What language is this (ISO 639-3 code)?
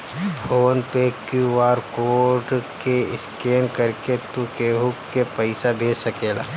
bho